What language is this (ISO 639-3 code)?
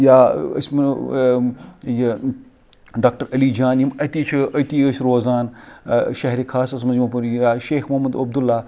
kas